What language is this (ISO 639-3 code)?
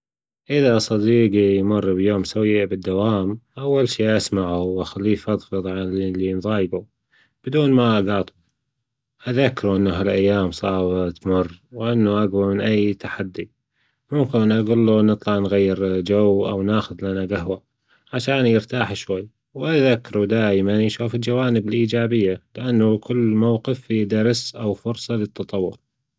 afb